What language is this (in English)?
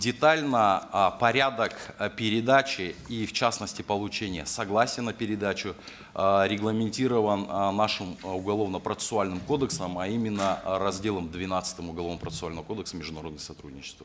Kazakh